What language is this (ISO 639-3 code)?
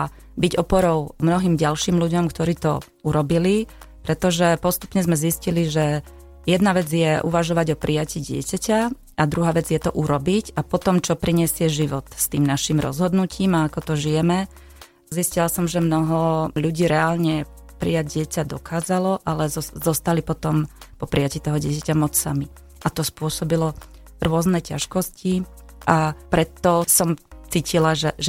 slk